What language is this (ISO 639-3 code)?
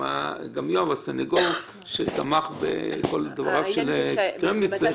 heb